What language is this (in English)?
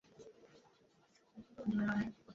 Bangla